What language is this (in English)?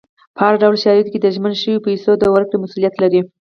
Pashto